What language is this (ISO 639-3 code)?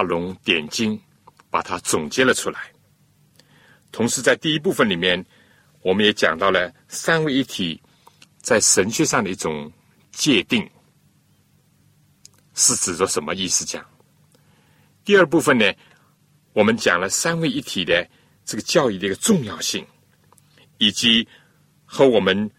zho